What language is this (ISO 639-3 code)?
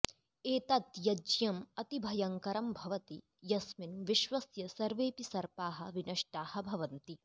san